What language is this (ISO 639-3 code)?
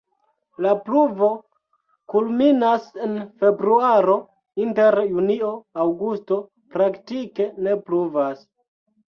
epo